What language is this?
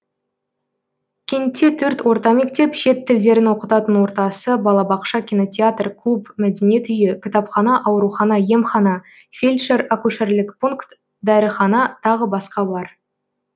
Kazakh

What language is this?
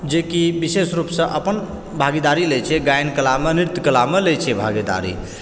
Maithili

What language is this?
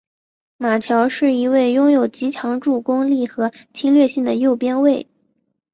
Chinese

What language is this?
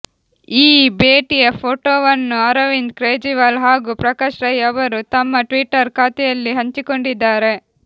Kannada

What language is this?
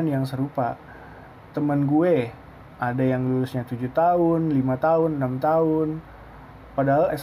Indonesian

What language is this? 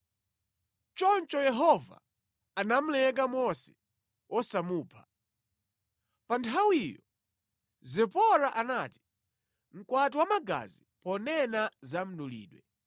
Nyanja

